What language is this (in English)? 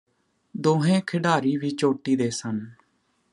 Punjabi